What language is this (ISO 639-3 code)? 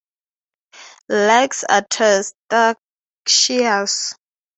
eng